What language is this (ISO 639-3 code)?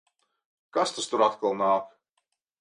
lav